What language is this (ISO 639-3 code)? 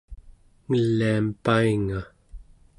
esu